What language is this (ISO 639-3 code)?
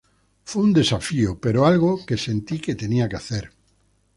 spa